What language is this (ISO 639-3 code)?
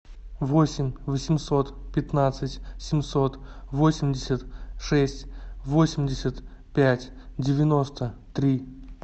rus